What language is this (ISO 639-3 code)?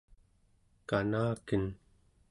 esu